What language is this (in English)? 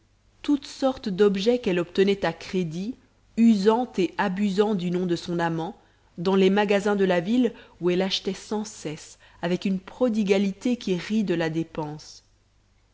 French